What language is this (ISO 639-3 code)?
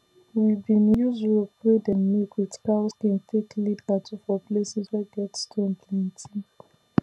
pcm